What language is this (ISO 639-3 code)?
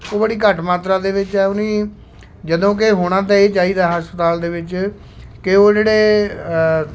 pan